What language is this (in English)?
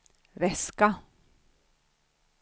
Swedish